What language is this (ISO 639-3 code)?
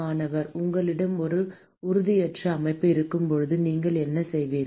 tam